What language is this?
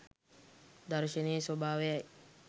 Sinhala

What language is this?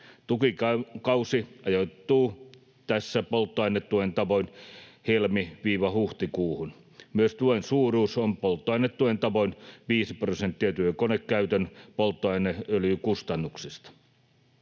Finnish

